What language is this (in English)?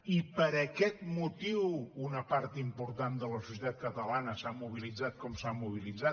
Catalan